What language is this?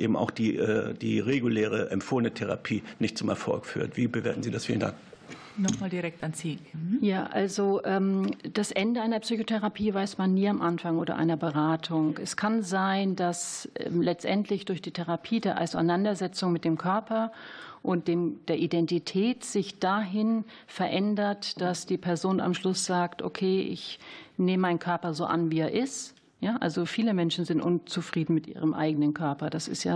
German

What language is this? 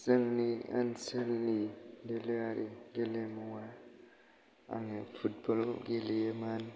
Bodo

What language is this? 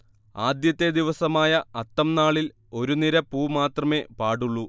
Malayalam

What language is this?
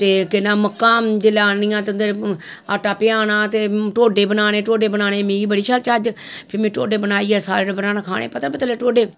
Dogri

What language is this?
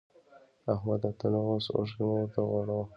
Pashto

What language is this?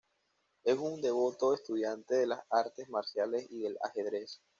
Spanish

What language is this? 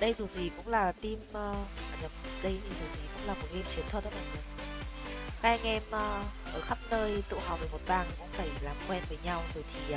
Vietnamese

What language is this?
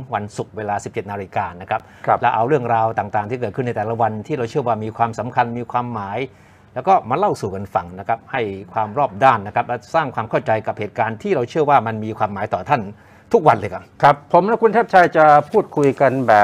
Thai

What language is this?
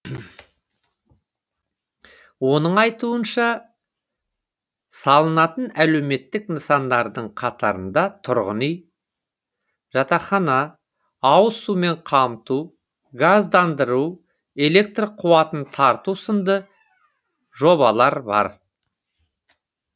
Kazakh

